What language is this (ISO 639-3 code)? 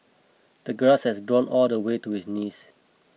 eng